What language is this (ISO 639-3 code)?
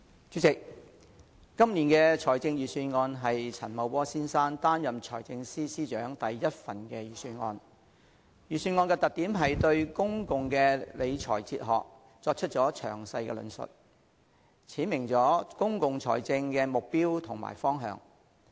yue